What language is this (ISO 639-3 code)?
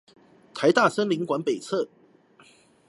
zho